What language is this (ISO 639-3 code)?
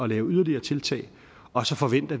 dan